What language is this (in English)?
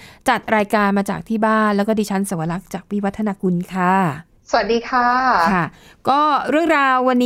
Thai